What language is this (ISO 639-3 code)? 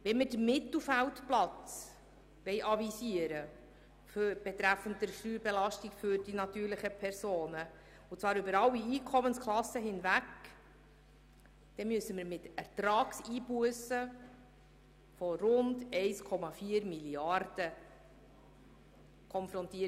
gsw